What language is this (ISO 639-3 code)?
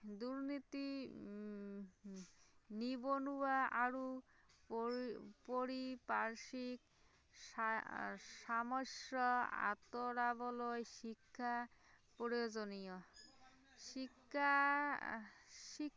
asm